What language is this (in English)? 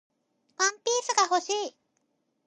Japanese